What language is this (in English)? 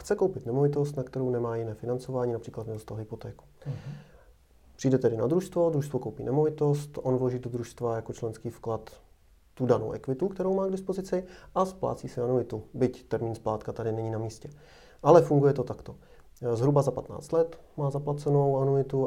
Czech